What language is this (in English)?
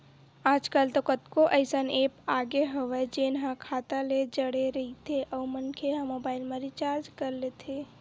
Chhattisgarhi